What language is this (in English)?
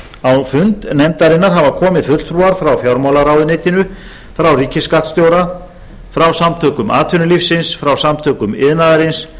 Icelandic